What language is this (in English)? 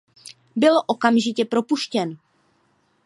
Czech